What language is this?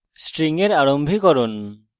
Bangla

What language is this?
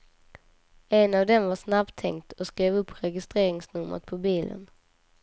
Swedish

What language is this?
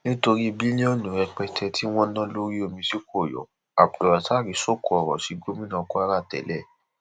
Yoruba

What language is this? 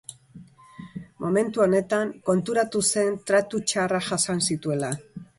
Basque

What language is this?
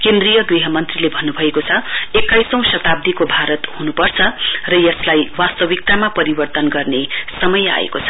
Nepali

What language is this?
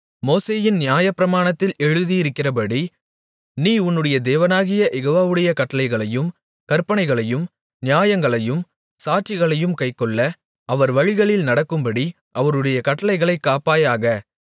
Tamil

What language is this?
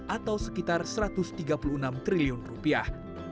Indonesian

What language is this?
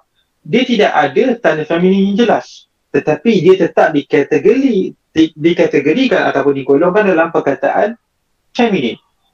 Malay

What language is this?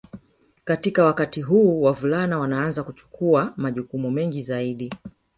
Swahili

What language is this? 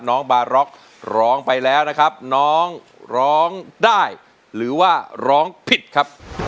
Thai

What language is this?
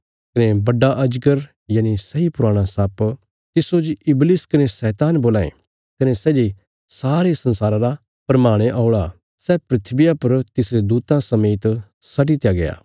Bilaspuri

